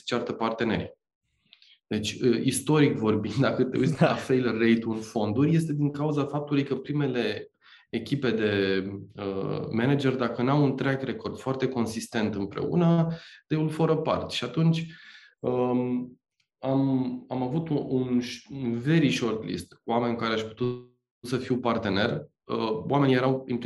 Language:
Romanian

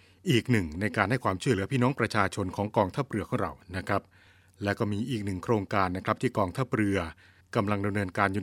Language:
Thai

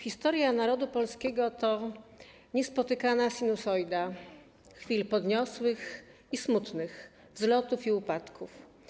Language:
Polish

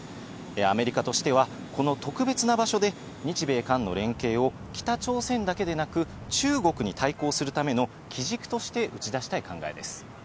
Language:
Japanese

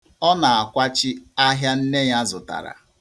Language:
Igbo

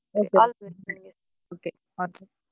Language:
Kannada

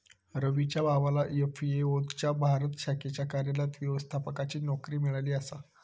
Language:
Marathi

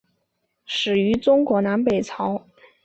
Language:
Chinese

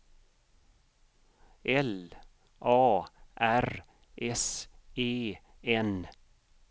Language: Swedish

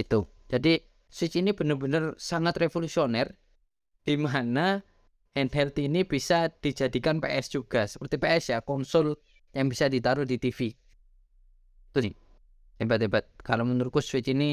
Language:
Indonesian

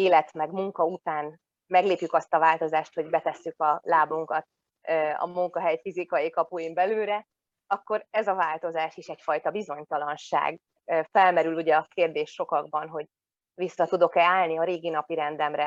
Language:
Hungarian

